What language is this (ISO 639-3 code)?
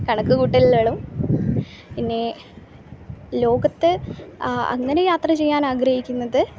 mal